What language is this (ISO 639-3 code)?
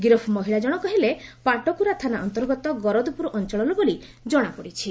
ori